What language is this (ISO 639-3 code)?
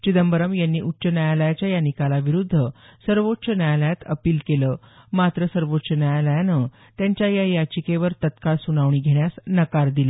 mar